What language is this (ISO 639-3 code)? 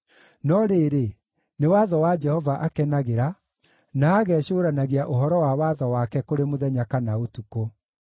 kik